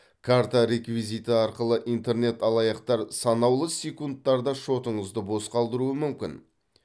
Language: Kazakh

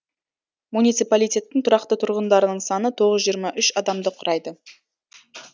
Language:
Kazakh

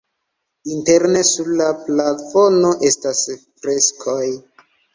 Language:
Esperanto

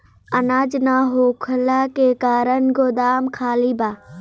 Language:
Bhojpuri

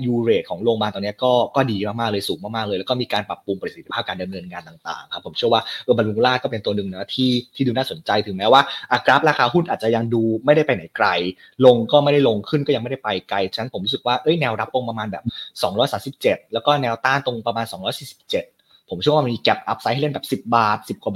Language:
Thai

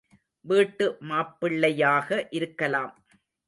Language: Tamil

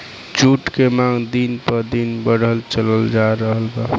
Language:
Bhojpuri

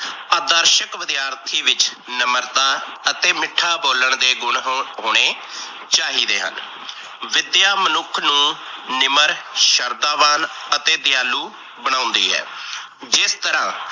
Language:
Punjabi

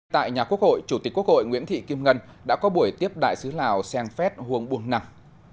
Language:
Vietnamese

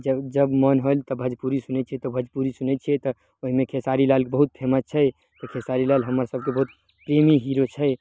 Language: Maithili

